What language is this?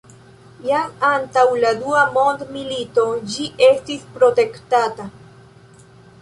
Esperanto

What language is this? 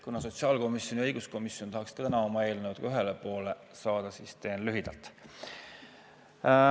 Estonian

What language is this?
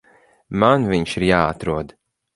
Latvian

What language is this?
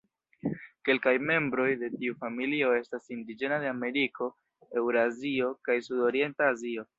Esperanto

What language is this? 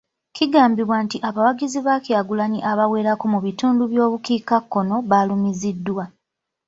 Ganda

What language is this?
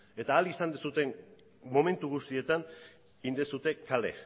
Basque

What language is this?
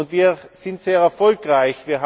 German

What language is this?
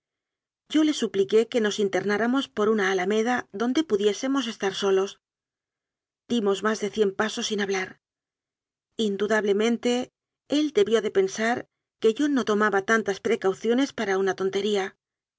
Spanish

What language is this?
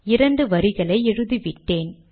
Tamil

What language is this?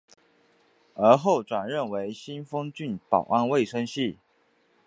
Chinese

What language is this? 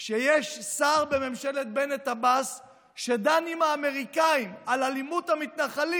Hebrew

